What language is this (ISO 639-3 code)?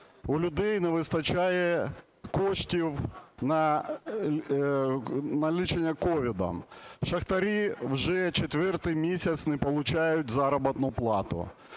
ukr